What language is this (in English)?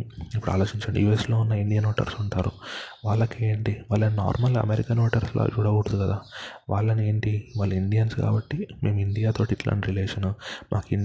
Telugu